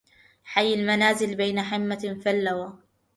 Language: Arabic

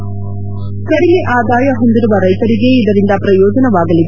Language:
Kannada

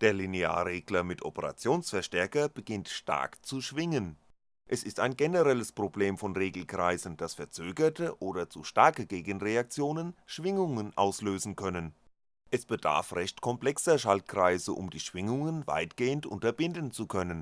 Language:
German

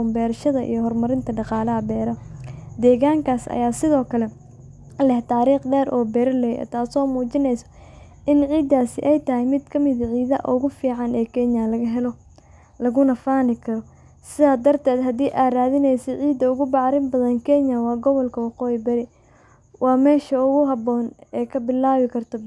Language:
Somali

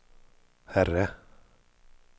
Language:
Swedish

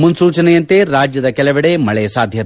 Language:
Kannada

